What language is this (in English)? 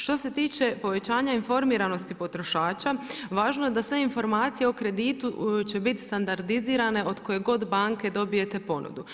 Croatian